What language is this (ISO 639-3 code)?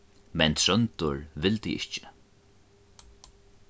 fao